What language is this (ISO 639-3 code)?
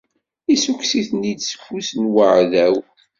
kab